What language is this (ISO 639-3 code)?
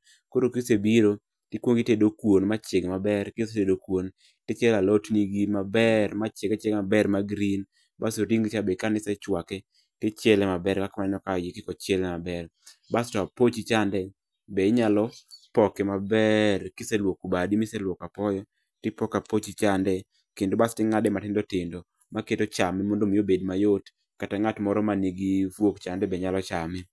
luo